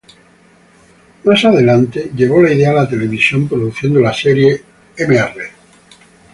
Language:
Spanish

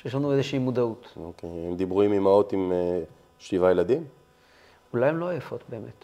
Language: Hebrew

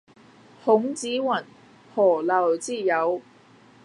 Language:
Cantonese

